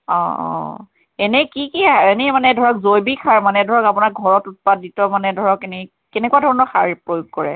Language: Assamese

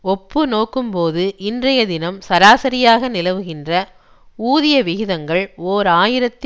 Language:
Tamil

